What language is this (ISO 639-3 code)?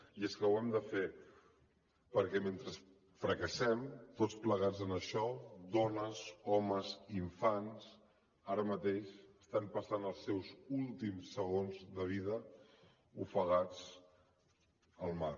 cat